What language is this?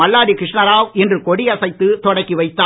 Tamil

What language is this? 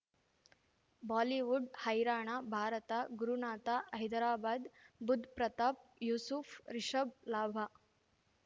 Kannada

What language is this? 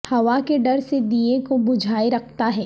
Urdu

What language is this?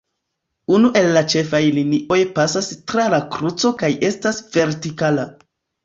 Esperanto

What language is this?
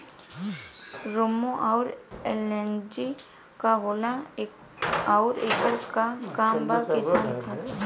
Bhojpuri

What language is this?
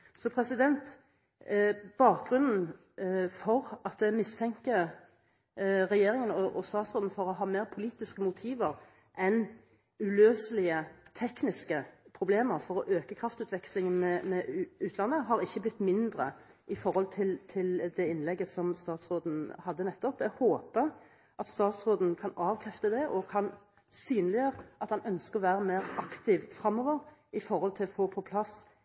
Norwegian Bokmål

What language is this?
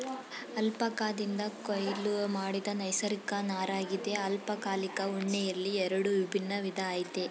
Kannada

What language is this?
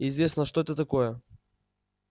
Russian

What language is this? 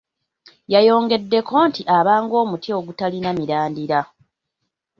Ganda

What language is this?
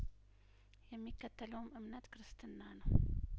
Amharic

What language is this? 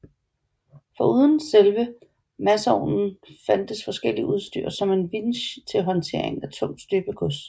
Danish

